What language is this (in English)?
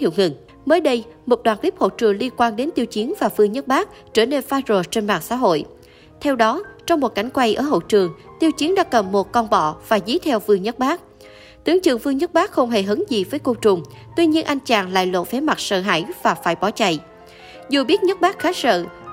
Vietnamese